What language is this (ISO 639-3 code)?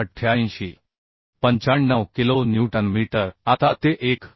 mar